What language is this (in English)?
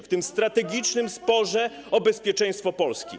Polish